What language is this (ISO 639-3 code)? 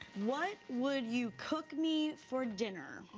eng